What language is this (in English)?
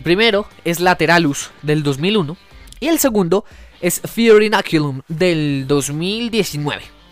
Spanish